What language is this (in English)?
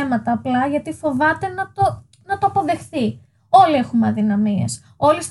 Greek